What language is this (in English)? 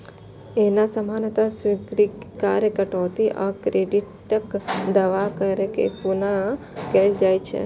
Maithili